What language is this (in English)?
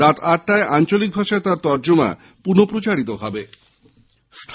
Bangla